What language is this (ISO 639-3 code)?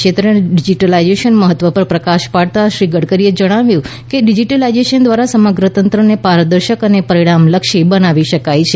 guj